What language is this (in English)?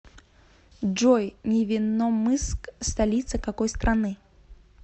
Russian